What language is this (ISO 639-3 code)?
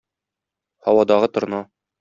tat